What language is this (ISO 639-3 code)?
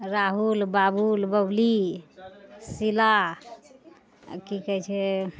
mai